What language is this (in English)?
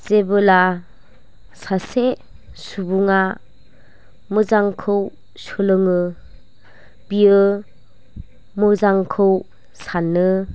Bodo